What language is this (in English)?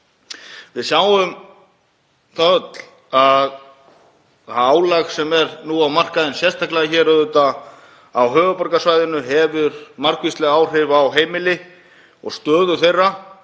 Icelandic